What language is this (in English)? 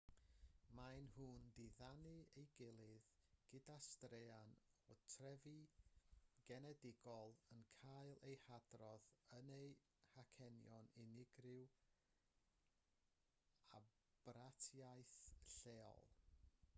Welsh